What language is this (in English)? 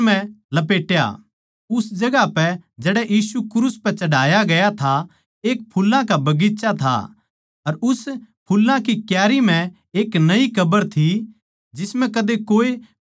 Haryanvi